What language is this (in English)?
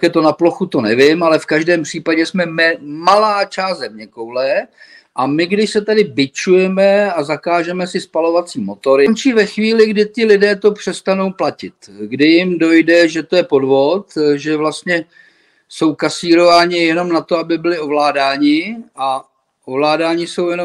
Czech